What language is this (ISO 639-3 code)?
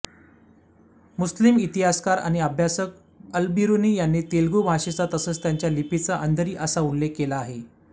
mar